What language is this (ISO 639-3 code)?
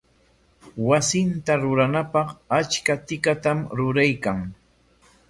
qwa